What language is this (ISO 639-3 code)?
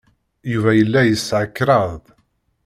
kab